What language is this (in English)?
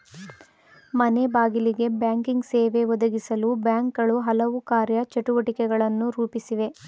Kannada